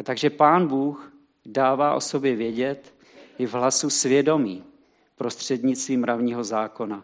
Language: Czech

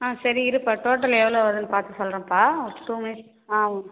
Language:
Tamil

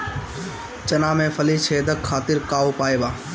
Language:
Bhojpuri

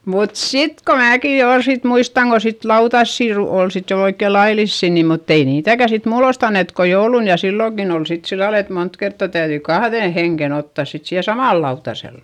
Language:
Finnish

